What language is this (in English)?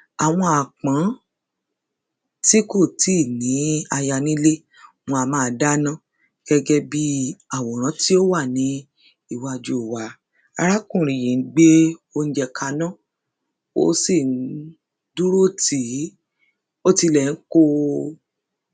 Yoruba